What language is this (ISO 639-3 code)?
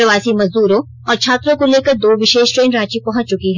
hin